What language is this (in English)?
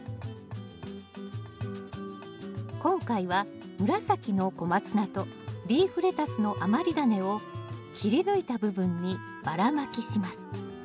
Japanese